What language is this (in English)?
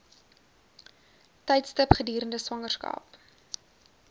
Afrikaans